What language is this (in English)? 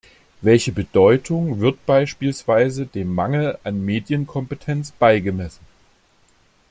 German